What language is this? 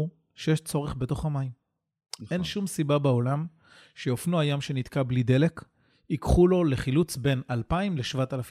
Hebrew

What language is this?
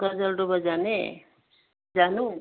Nepali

